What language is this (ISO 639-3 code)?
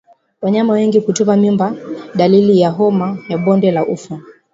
swa